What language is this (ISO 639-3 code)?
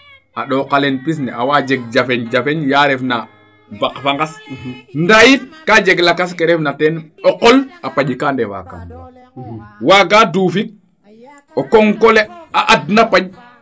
srr